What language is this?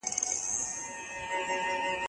Pashto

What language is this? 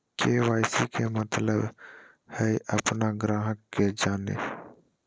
Magahi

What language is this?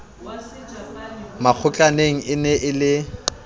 Southern Sotho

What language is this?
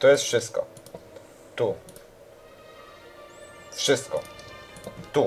Polish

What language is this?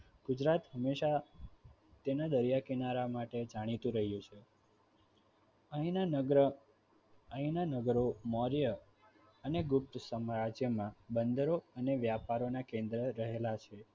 Gujarati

